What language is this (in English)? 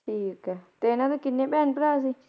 Punjabi